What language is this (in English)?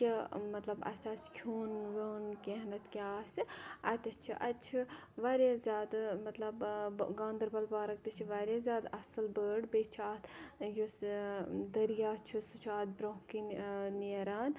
Kashmiri